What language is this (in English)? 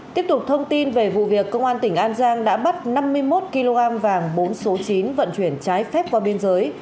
Vietnamese